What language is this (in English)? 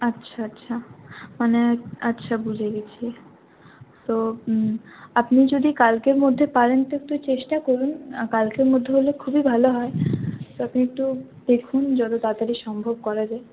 Bangla